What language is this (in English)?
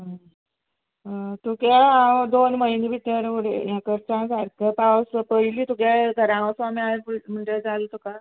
Konkani